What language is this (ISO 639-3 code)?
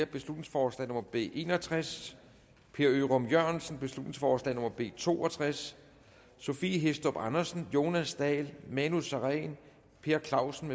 dan